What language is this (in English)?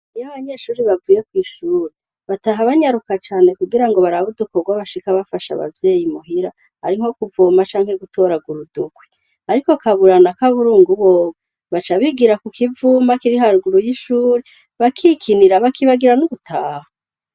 Rundi